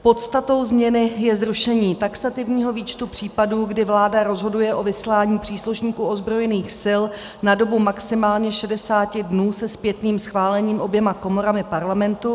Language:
Czech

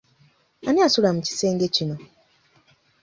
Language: Ganda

